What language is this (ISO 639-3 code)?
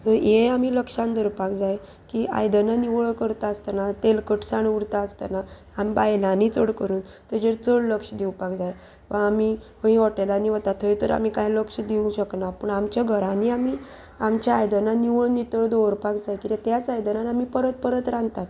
kok